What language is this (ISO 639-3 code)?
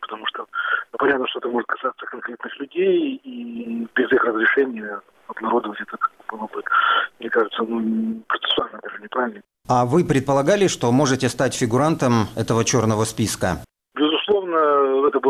rus